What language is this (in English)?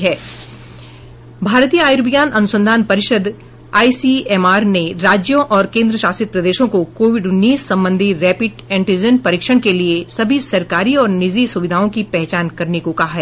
Hindi